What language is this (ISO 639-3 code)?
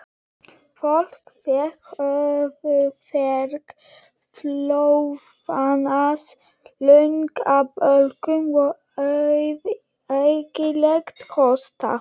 isl